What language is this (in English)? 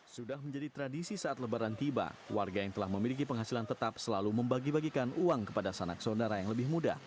Indonesian